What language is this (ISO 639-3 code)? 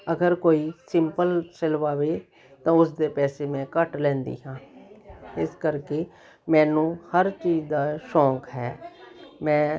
pan